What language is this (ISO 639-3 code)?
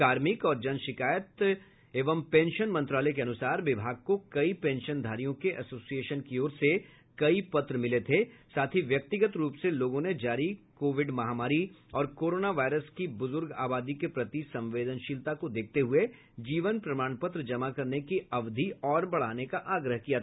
hin